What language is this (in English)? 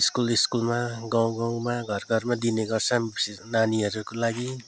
Nepali